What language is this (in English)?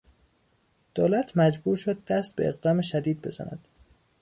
Persian